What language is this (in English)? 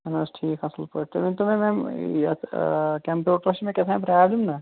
Kashmiri